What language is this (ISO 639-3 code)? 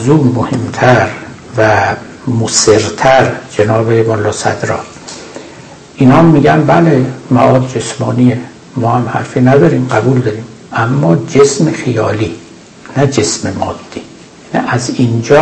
fas